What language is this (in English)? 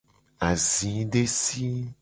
Gen